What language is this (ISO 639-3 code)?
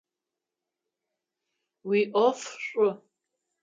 ady